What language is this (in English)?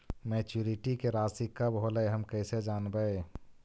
Magahi